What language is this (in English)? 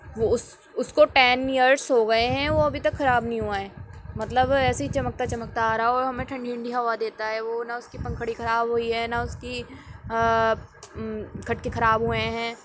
Urdu